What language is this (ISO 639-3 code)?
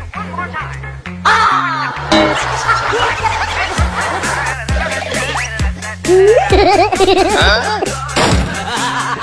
vie